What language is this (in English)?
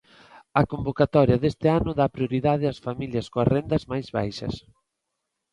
Galician